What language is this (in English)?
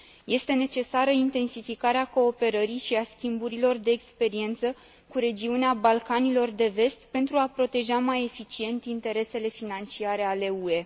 Romanian